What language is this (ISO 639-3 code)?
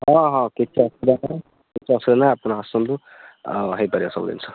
ori